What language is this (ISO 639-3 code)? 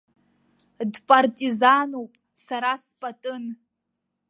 abk